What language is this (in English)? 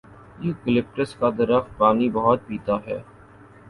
Urdu